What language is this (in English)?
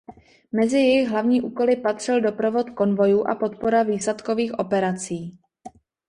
Czech